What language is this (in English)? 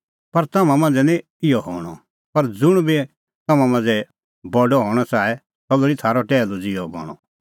Kullu Pahari